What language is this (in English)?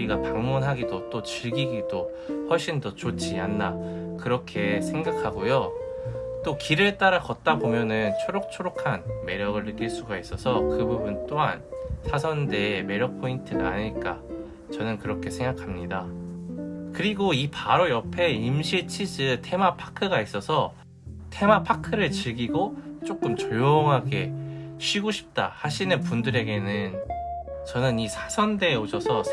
Korean